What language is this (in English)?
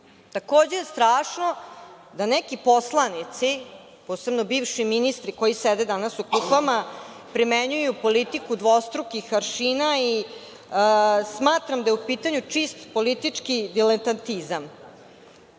Serbian